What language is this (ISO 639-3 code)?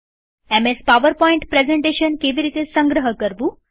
guj